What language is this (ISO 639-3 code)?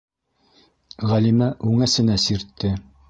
bak